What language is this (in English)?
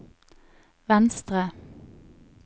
Norwegian